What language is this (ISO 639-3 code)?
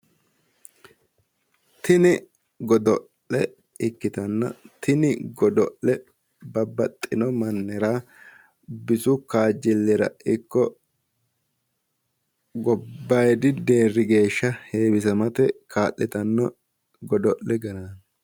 sid